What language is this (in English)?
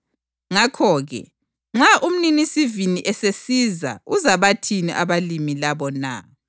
North Ndebele